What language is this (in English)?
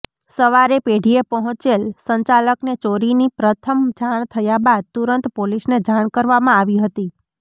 Gujarati